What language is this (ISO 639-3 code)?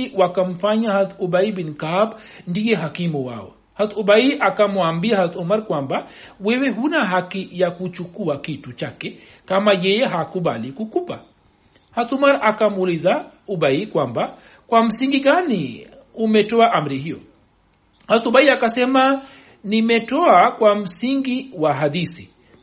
swa